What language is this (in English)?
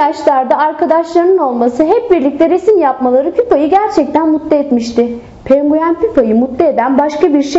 Turkish